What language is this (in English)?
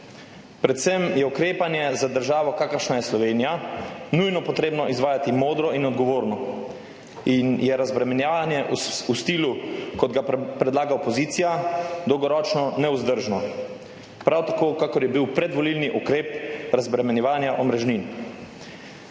Slovenian